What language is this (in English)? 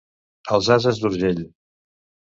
Catalan